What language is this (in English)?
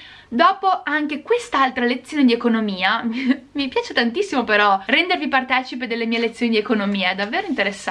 Italian